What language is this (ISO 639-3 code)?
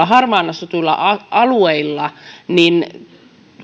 fin